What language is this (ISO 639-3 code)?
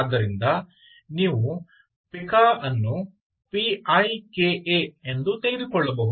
kan